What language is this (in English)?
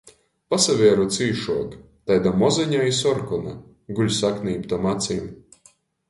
Latgalian